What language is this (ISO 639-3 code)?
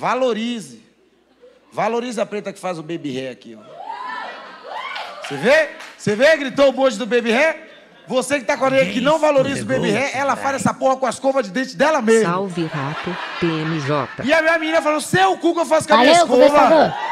por